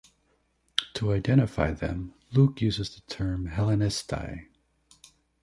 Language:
English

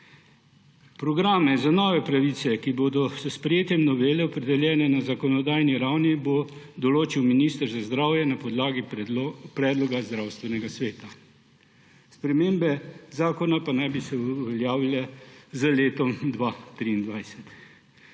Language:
Slovenian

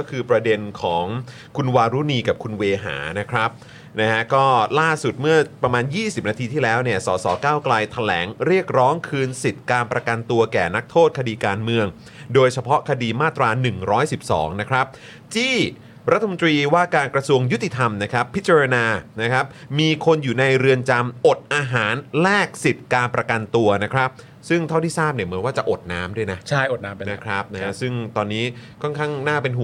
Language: Thai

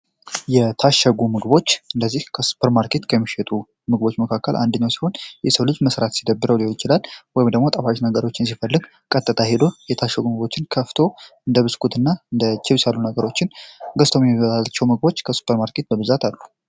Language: Amharic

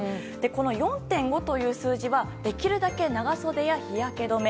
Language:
Japanese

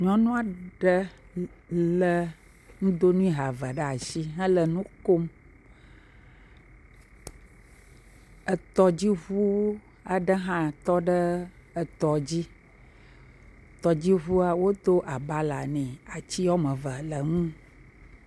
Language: Ewe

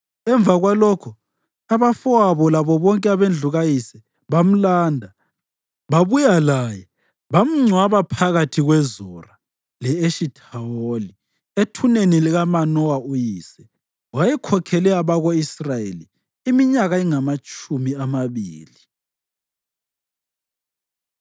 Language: North Ndebele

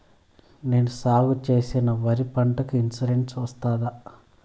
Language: Telugu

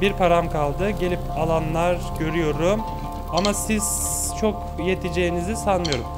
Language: Turkish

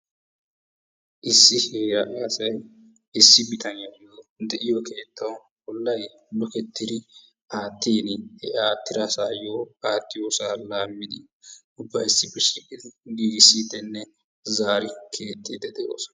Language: Wolaytta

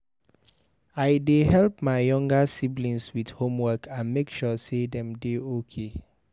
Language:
Nigerian Pidgin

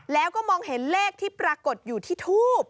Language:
Thai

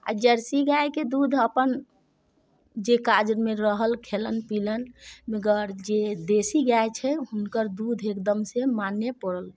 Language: Maithili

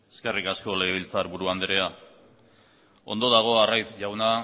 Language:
Basque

